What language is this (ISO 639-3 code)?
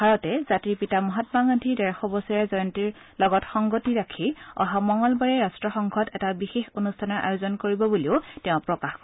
asm